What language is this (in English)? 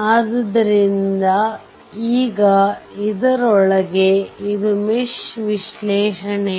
Kannada